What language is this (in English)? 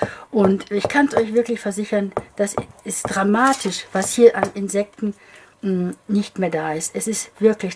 German